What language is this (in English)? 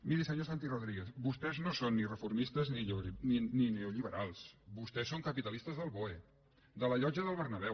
Catalan